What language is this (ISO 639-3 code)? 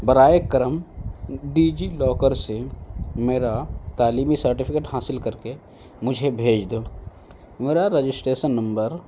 urd